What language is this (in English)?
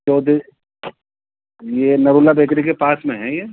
Urdu